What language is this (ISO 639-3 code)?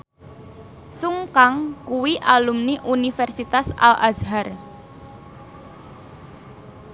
jav